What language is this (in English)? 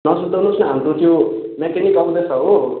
Nepali